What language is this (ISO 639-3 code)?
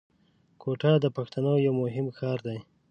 pus